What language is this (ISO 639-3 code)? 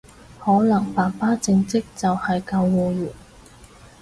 yue